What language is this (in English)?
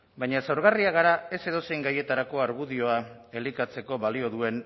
Basque